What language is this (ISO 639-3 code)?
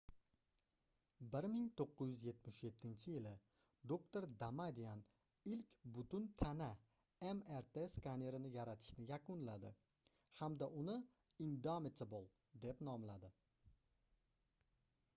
uzb